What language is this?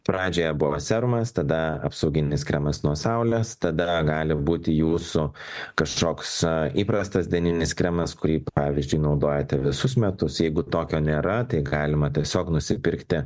Lithuanian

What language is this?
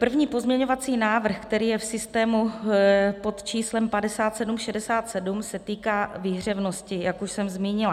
Czech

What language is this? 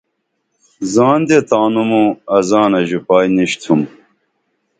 Dameli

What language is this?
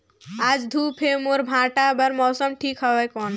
Chhattisgarhi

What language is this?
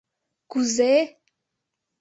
Mari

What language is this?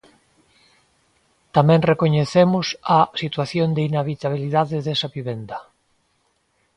Galician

